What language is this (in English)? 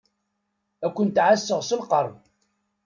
Kabyle